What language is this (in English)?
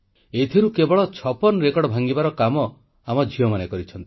Odia